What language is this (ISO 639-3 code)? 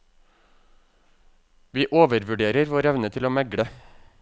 nor